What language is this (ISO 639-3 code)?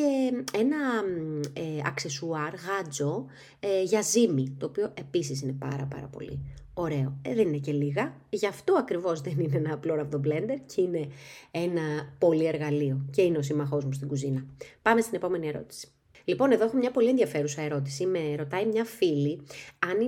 ell